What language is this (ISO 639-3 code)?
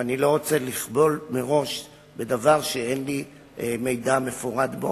heb